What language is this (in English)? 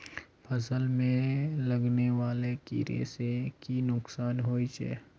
Magahi